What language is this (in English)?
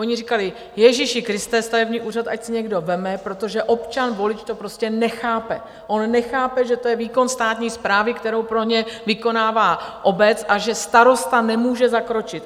Czech